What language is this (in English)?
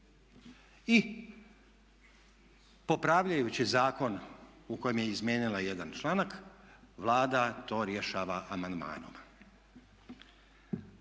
Croatian